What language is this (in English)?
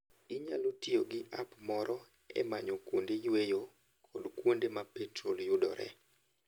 Luo (Kenya and Tanzania)